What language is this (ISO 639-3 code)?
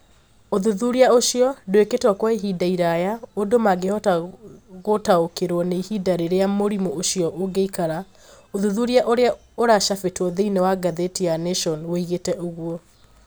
kik